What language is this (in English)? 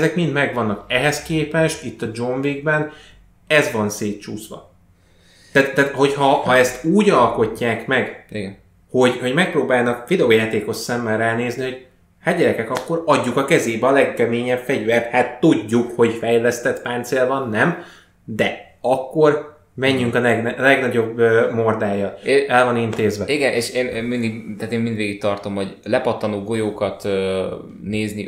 Hungarian